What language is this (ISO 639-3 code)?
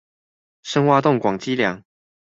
zho